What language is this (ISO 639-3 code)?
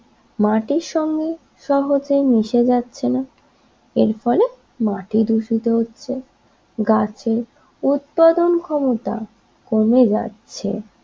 ben